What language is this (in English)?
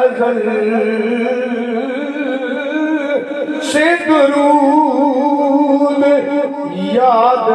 Arabic